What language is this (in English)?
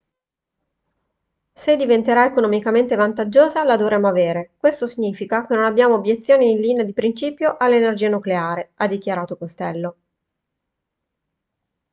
Italian